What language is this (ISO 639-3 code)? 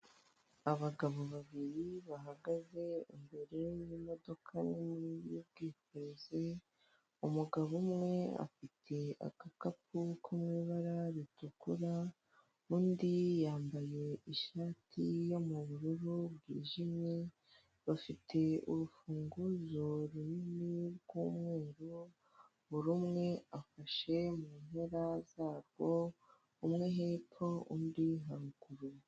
kin